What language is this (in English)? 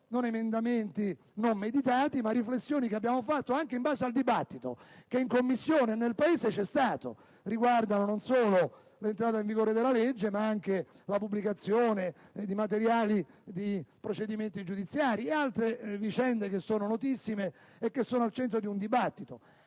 Italian